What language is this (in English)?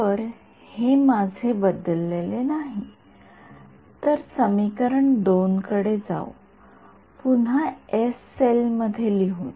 Marathi